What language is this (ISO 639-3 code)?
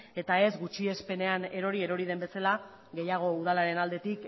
eus